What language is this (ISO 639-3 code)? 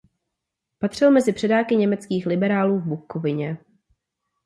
ces